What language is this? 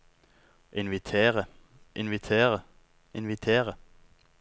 Norwegian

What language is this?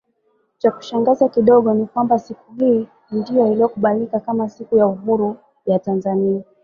Swahili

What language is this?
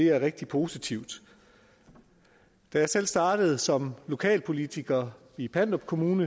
Danish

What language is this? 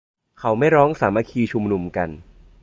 Thai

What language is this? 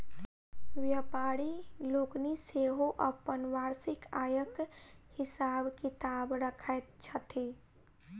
Maithili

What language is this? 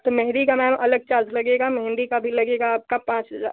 Hindi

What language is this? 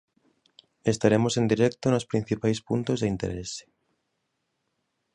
Galician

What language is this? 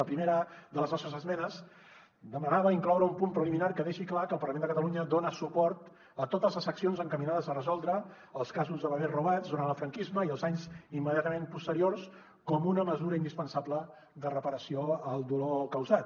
Catalan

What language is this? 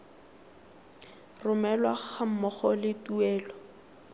Tswana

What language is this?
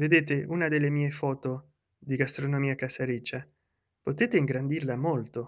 Italian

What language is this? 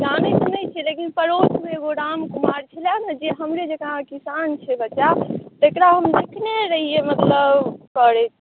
Maithili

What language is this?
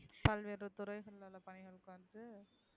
Tamil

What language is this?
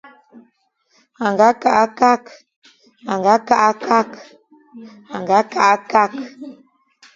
Fang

